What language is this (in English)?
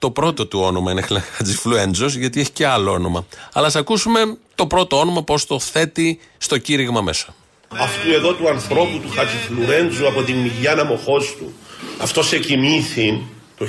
Greek